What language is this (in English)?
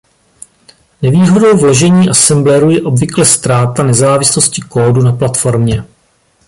Czech